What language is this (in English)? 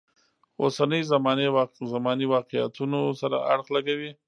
Pashto